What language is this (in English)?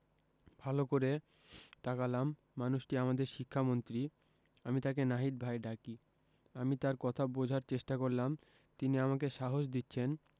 Bangla